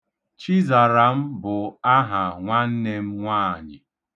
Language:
Igbo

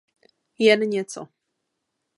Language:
Czech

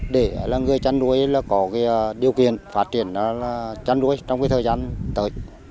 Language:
Vietnamese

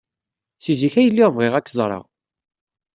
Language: Kabyle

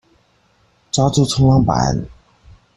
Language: Chinese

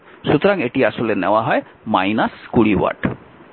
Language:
Bangla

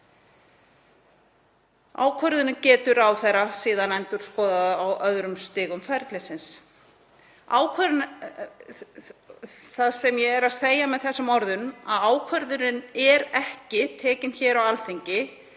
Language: Icelandic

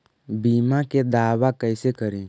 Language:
Magahi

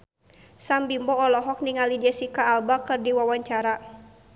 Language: Sundanese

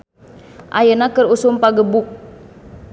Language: Sundanese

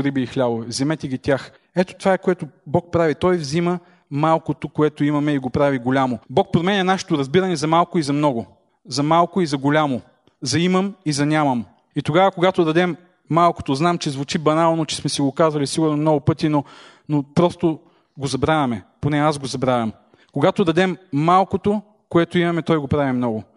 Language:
Bulgarian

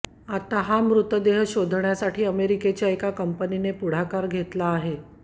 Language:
Marathi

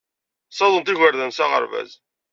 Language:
Kabyle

